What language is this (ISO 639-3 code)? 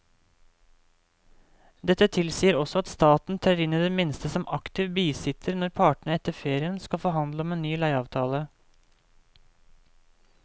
nor